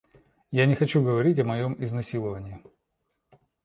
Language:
Russian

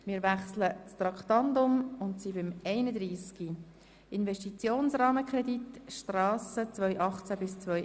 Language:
Swiss German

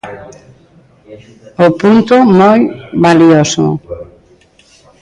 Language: Galician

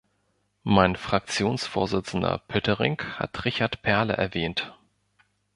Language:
German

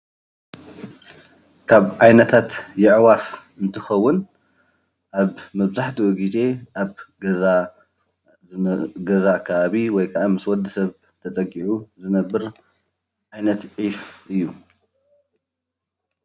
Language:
Tigrinya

